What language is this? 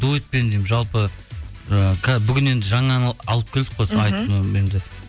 Kazakh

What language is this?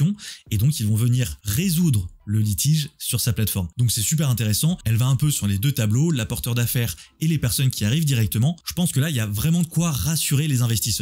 French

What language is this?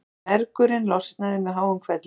Icelandic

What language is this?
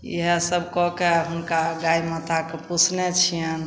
Maithili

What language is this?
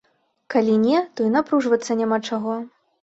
Belarusian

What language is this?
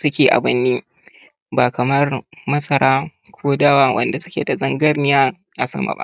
Hausa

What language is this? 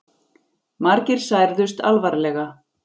Icelandic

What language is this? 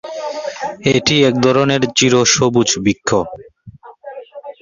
Bangla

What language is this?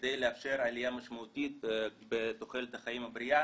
Hebrew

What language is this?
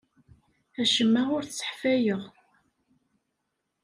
Kabyle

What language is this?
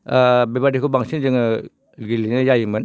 Bodo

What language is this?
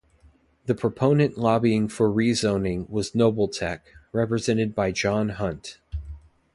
English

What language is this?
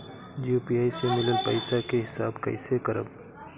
Bhojpuri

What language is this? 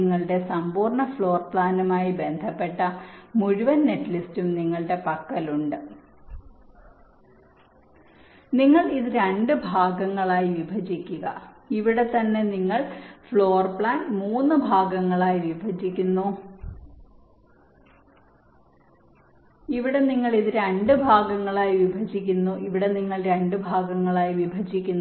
Malayalam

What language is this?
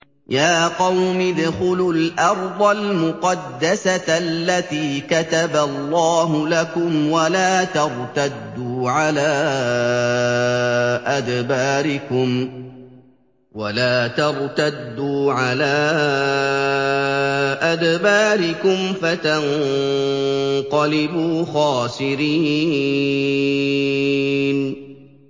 Arabic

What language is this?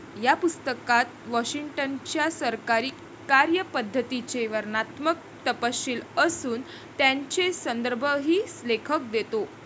Marathi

